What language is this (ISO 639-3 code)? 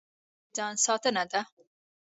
pus